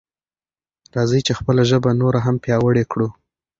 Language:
Pashto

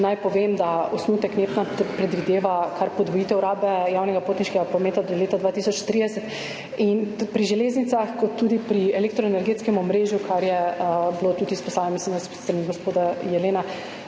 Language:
Slovenian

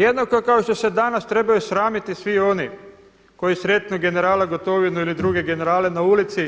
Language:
Croatian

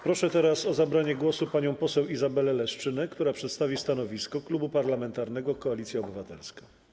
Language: Polish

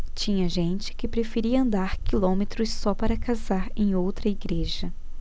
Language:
Portuguese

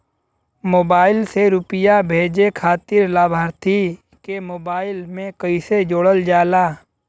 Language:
Bhojpuri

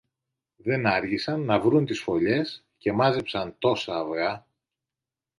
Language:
Greek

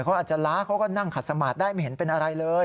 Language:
Thai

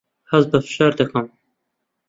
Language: Central Kurdish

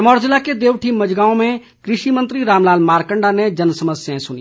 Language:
Hindi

